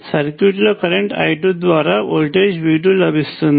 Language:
Telugu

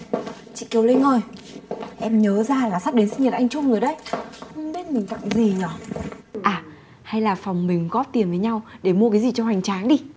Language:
Vietnamese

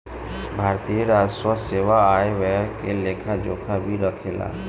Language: Bhojpuri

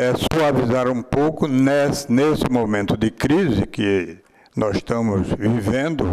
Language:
Portuguese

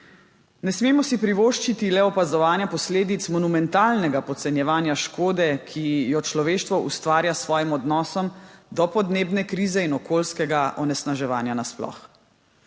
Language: Slovenian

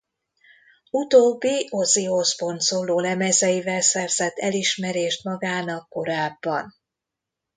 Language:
Hungarian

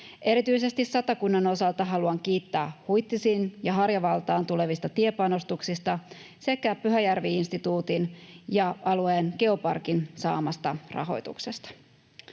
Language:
Finnish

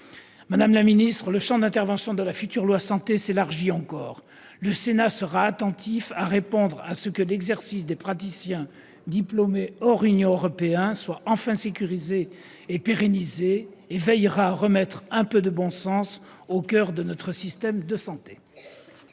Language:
French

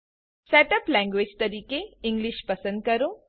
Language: Gujarati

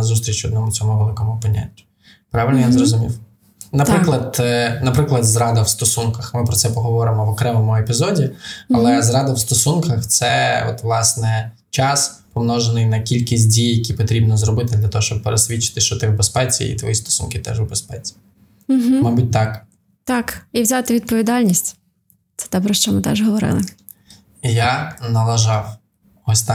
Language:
Ukrainian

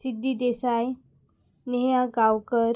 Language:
Konkani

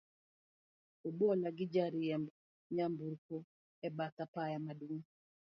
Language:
Luo (Kenya and Tanzania)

